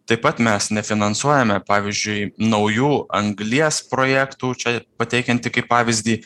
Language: Lithuanian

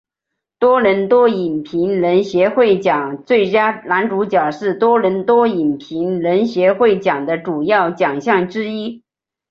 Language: Chinese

